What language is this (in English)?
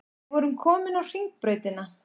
Icelandic